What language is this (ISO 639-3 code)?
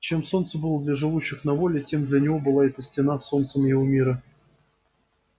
rus